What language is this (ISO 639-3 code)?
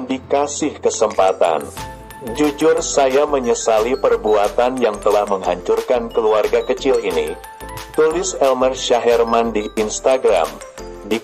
ind